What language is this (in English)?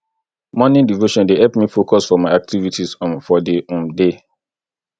Nigerian Pidgin